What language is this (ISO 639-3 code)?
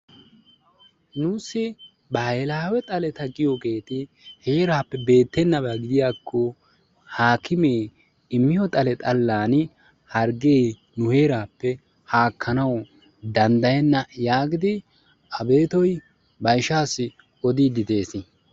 wal